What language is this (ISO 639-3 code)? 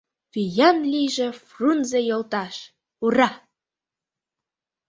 chm